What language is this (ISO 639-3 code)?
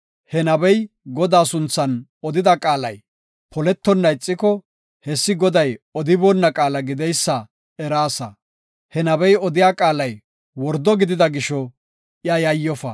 gof